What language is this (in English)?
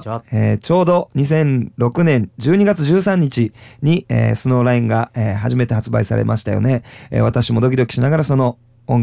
Japanese